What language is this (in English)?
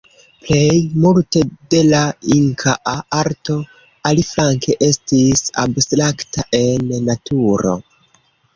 Esperanto